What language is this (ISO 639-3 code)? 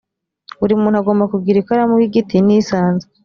kin